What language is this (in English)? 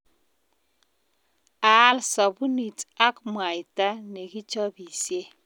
Kalenjin